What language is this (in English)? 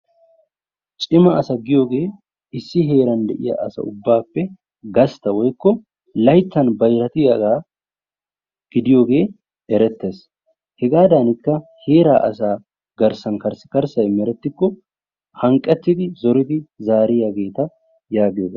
Wolaytta